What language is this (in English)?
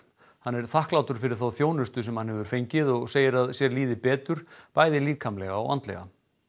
Icelandic